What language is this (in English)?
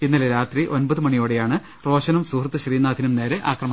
Malayalam